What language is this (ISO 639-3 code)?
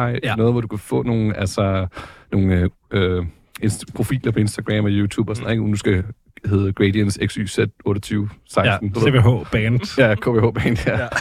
dan